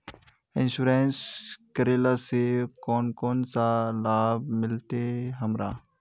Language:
Magahi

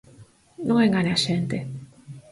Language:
Galician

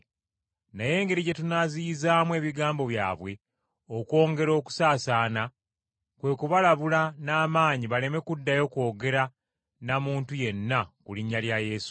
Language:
Ganda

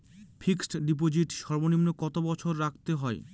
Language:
Bangla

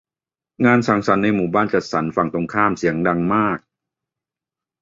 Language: Thai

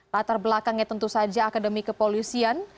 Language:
Indonesian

